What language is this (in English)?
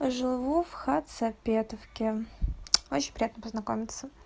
Russian